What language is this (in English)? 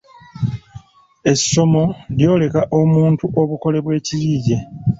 Ganda